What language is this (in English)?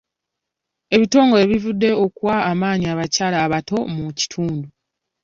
Ganda